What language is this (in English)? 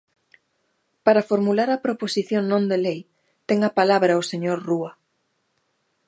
Galician